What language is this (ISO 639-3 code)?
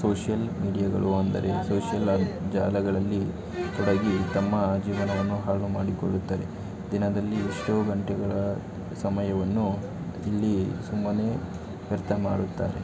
kan